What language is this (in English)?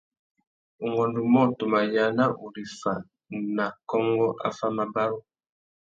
Tuki